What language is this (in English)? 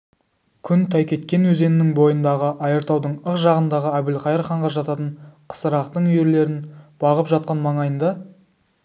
Kazakh